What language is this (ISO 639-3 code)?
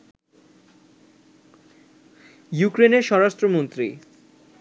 ben